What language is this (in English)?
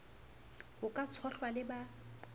Southern Sotho